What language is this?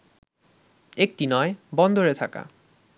Bangla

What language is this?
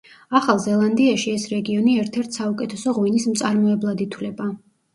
Georgian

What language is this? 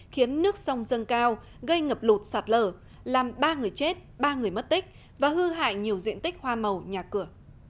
Vietnamese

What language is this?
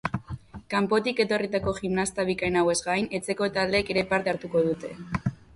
Basque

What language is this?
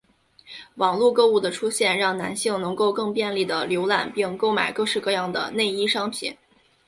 Chinese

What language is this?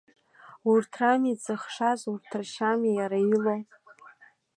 Abkhazian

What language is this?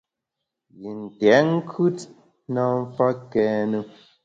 Bamun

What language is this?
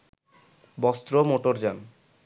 Bangla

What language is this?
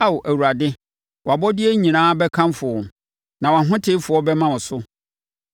Akan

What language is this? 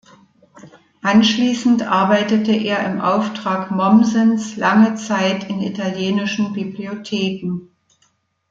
German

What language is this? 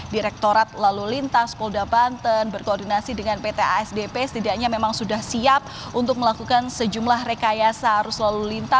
Indonesian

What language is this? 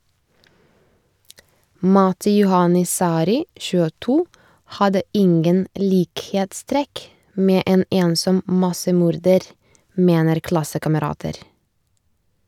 Norwegian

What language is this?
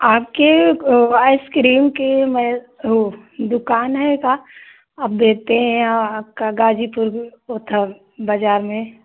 Hindi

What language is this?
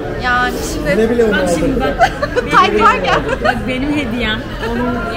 Turkish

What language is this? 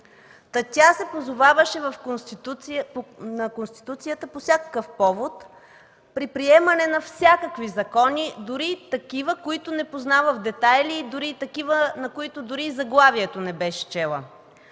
Bulgarian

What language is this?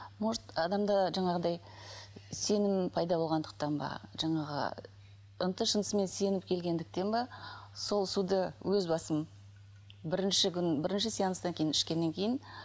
Kazakh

